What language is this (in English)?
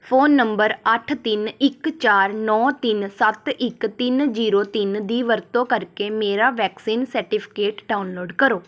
Punjabi